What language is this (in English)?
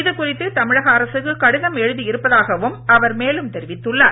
Tamil